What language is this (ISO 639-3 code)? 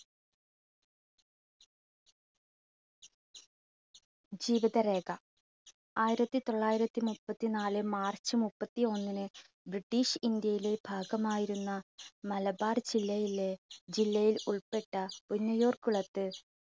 mal